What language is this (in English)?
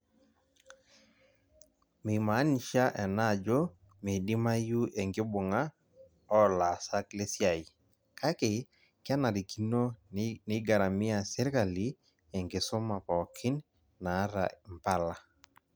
Masai